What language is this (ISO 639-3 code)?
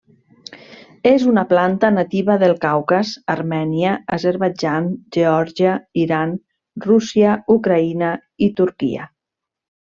cat